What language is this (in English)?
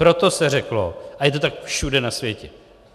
Czech